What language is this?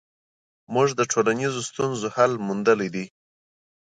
Pashto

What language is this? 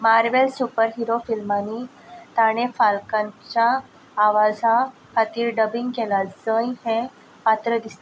Konkani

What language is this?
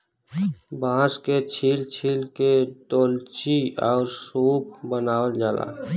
Bhojpuri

